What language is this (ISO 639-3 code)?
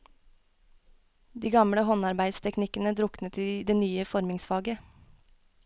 nor